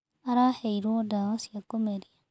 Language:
Kikuyu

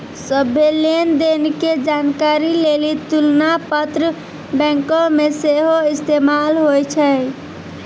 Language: Maithili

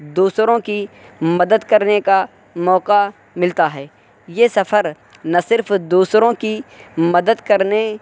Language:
Urdu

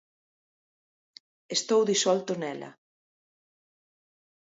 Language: Galician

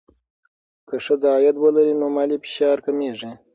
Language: Pashto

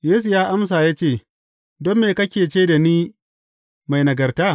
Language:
Hausa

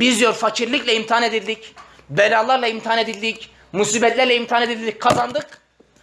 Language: Turkish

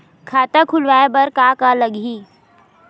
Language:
Chhattisgarhi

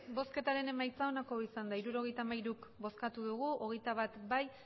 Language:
Basque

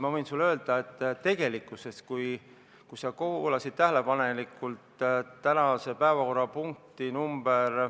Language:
Estonian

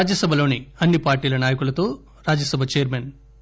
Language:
Telugu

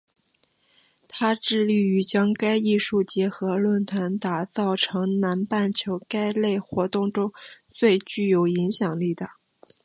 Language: Chinese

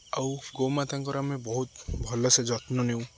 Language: Odia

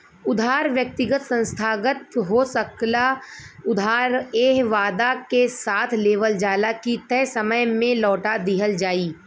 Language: Bhojpuri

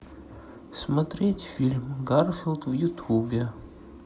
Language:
Russian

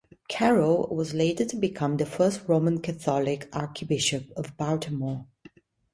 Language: English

